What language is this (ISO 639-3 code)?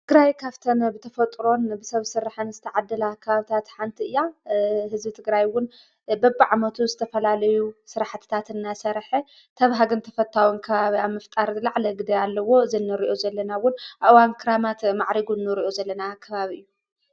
tir